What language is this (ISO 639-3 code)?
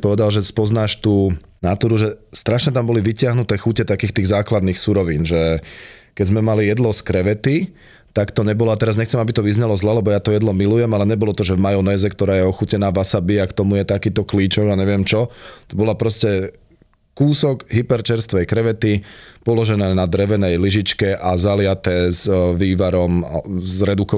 slk